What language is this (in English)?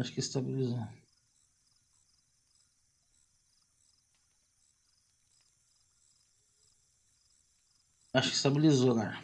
Portuguese